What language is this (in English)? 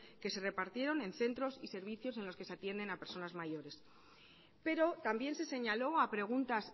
Spanish